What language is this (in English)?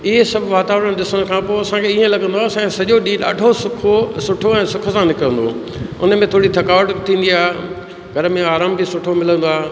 Sindhi